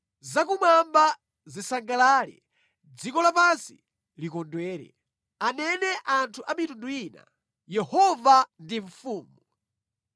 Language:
Nyanja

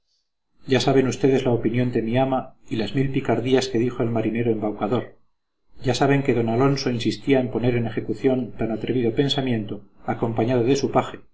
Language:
Spanish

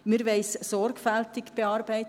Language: Swiss German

